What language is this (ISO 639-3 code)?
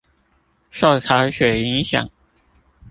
zho